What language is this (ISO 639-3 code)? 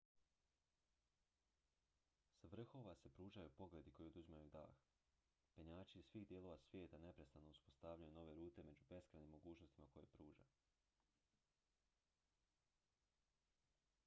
hrv